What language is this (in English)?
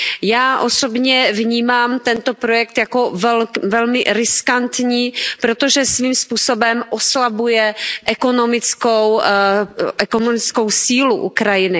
Czech